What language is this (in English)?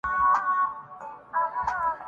Urdu